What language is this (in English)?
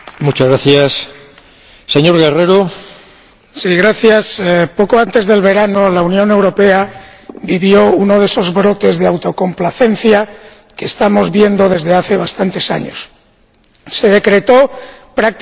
Spanish